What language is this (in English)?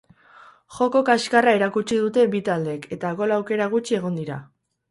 Basque